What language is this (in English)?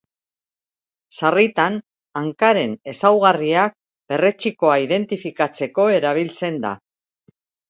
Basque